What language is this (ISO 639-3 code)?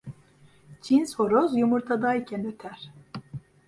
tur